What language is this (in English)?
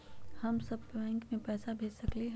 Magahi